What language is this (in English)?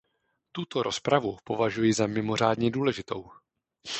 Czech